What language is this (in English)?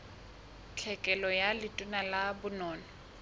Southern Sotho